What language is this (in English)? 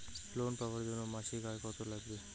Bangla